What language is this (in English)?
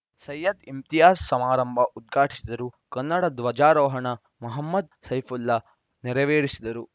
Kannada